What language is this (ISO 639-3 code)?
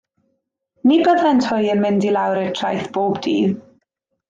cym